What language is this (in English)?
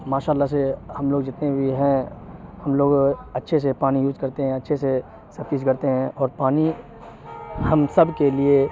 Urdu